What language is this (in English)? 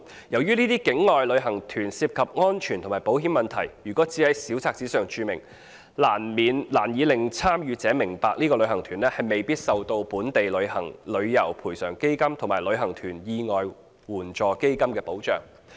Cantonese